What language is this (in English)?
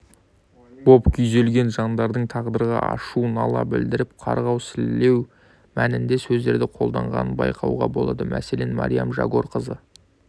Kazakh